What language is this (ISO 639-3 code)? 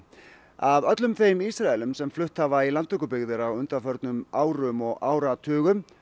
isl